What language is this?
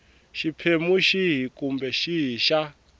Tsonga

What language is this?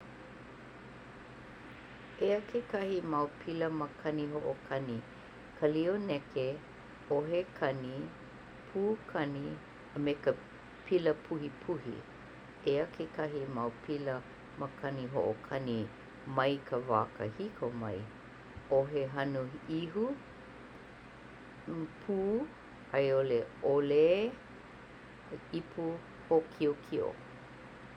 Hawaiian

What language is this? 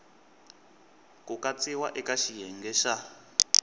Tsonga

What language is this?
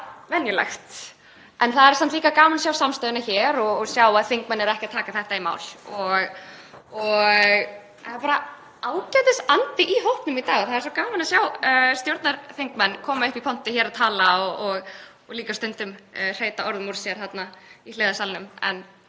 Icelandic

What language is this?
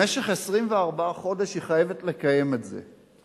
Hebrew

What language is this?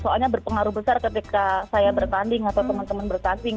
Indonesian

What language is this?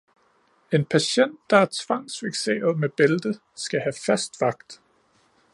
Danish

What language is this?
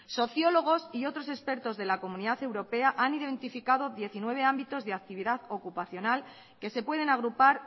Spanish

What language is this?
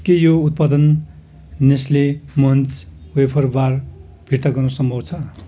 Nepali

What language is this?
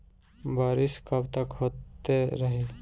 Bhojpuri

